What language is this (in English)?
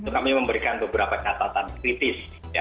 Indonesian